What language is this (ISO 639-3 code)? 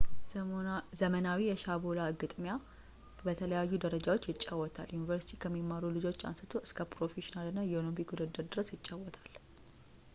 amh